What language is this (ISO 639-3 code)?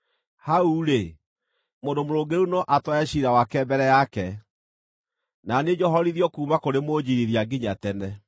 kik